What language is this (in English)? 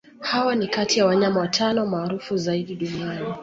Swahili